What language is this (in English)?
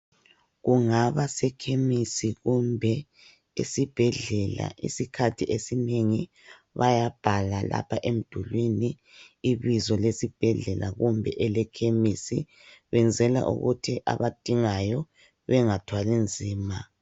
North Ndebele